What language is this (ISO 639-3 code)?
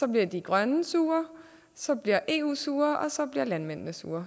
dan